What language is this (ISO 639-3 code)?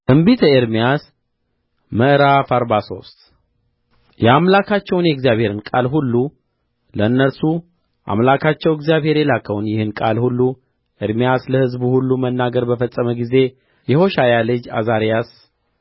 amh